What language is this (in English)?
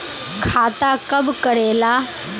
Magahi